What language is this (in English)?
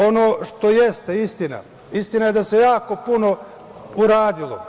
Serbian